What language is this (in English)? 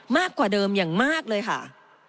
Thai